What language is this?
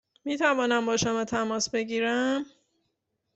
Persian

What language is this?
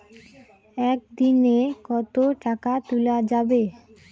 Bangla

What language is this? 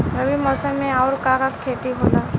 Bhojpuri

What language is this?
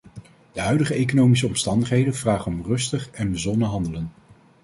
Dutch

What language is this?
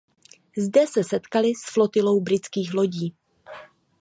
Czech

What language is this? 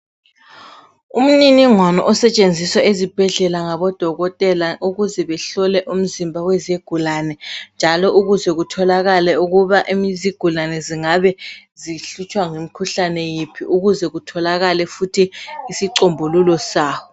North Ndebele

